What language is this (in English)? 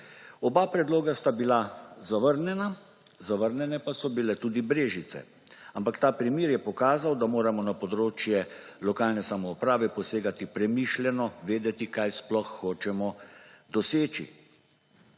Slovenian